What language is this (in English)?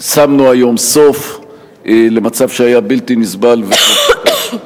Hebrew